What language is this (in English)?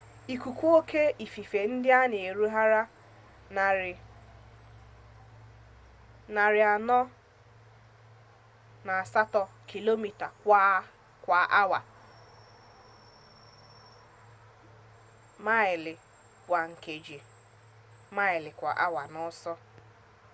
Igbo